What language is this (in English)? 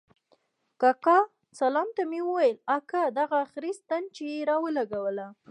Pashto